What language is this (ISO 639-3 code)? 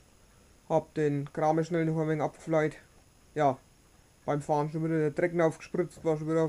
deu